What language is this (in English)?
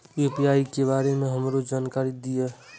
Maithili